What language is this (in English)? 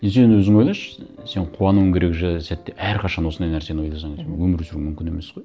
Kazakh